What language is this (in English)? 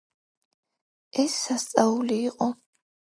Georgian